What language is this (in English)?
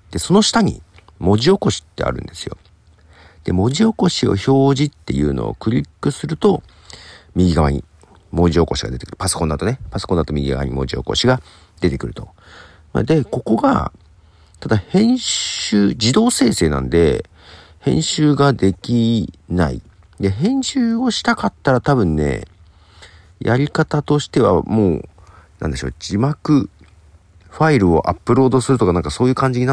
Japanese